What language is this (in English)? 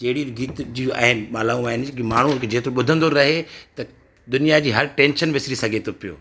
Sindhi